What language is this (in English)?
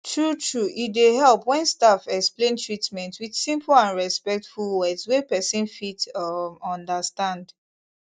Nigerian Pidgin